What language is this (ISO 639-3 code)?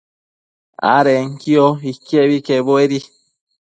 mcf